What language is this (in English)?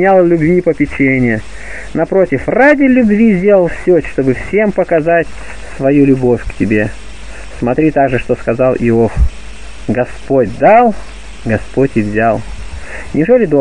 Russian